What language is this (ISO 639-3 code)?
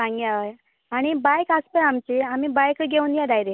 kok